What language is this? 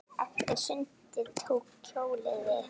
Icelandic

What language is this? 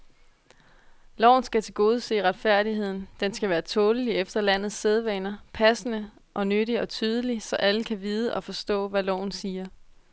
Danish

